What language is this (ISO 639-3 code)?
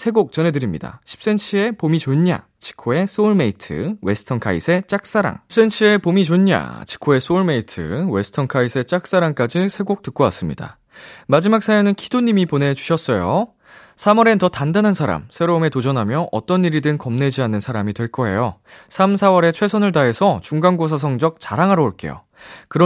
kor